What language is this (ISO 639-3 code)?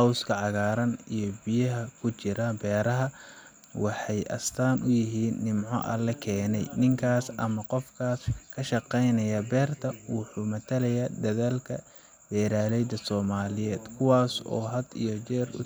som